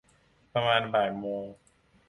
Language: Thai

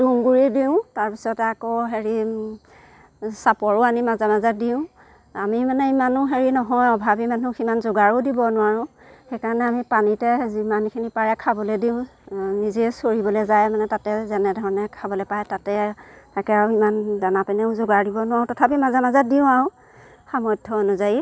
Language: Assamese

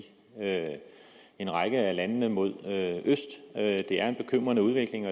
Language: Danish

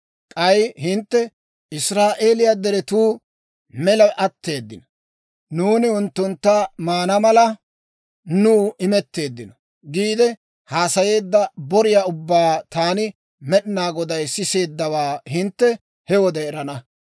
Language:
Dawro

